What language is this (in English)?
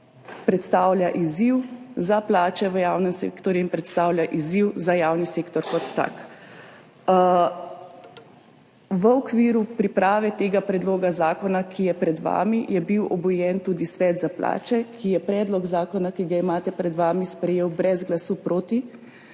Slovenian